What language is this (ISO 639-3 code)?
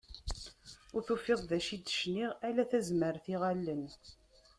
kab